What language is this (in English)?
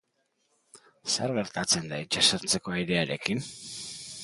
Basque